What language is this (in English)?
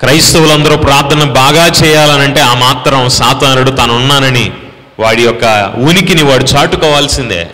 Telugu